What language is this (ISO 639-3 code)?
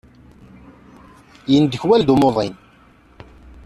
kab